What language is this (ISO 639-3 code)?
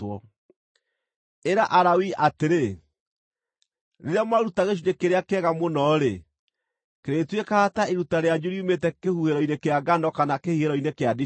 kik